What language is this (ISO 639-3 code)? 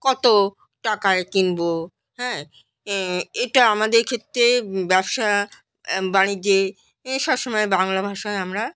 ben